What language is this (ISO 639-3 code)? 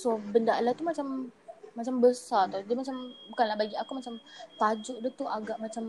msa